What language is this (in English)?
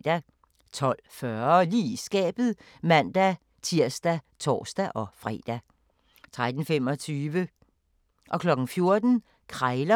Danish